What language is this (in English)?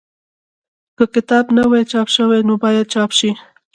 Pashto